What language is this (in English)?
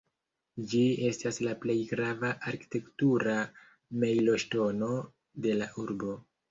Esperanto